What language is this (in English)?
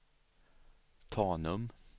Swedish